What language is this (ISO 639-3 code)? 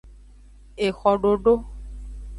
ajg